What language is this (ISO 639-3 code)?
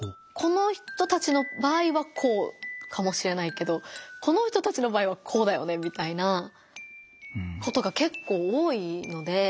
jpn